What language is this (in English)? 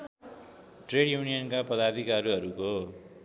Nepali